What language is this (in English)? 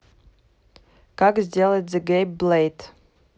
Russian